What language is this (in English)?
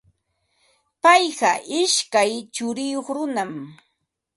Ambo-Pasco Quechua